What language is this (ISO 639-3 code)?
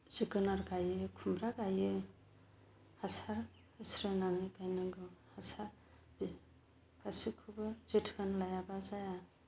brx